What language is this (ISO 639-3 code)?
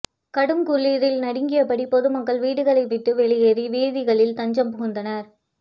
tam